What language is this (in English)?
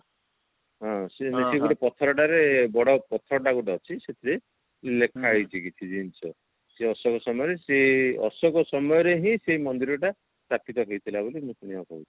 Odia